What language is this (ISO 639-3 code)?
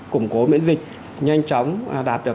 vie